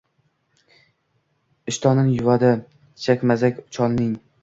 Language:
Uzbek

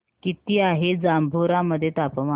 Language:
Marathi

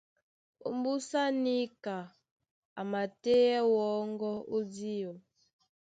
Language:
Duala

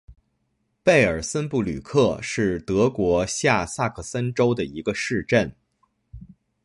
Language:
Chinese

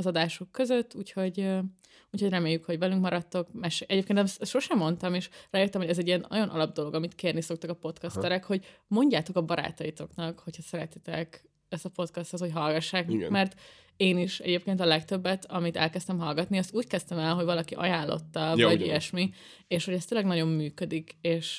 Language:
Hungarian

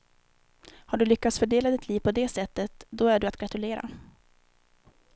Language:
Swedish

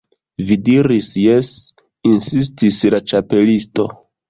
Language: Esperanto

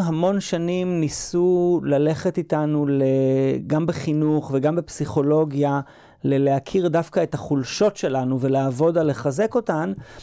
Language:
Hebrew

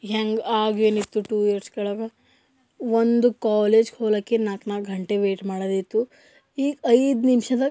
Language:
Kannada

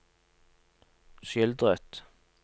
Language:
Norwegian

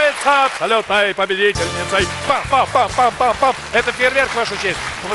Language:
Russian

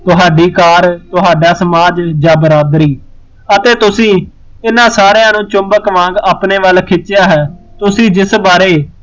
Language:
Punjabi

